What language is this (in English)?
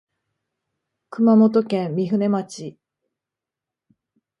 Japanese